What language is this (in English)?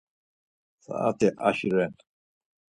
Laz